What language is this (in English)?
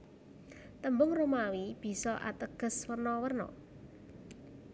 Javanese